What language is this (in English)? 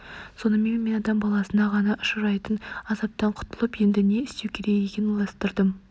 Kazakh